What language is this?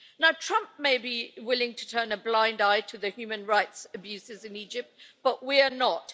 English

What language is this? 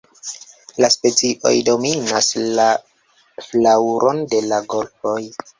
Esperanto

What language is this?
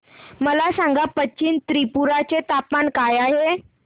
Marathi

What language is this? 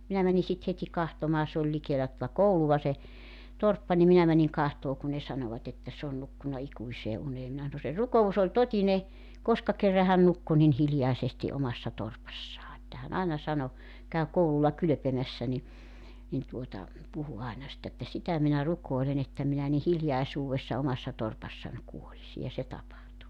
Finnish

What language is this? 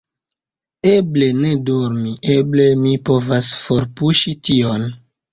Esperanto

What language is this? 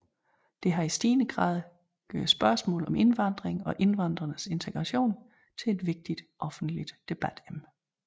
Danish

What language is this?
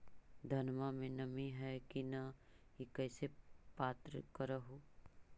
Magahi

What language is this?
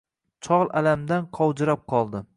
Uzbek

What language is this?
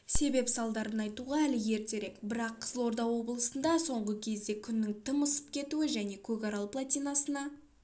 Kazakh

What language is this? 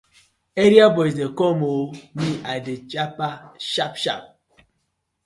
Nigerian Pidgin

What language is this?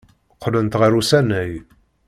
Kabyle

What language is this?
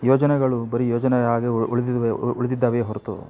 Kannada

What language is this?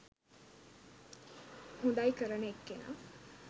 Sinhala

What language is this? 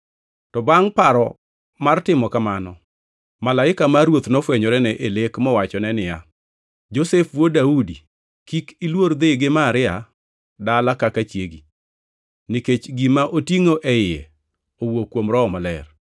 Luo (Kenya and Tanzania)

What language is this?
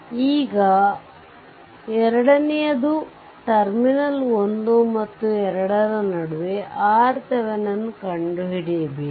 Kannada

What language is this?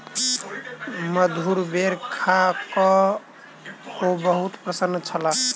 Maithili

